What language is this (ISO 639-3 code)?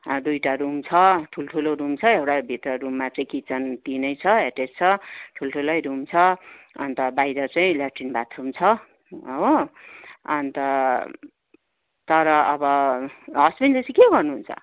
nep